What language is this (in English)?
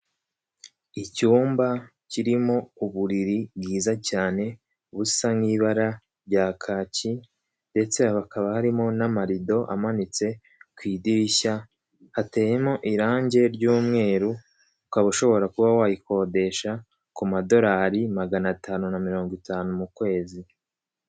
Kinyarwanda